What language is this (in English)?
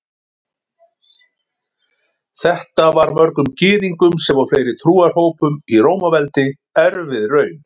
Icelandic